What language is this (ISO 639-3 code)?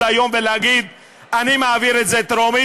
heb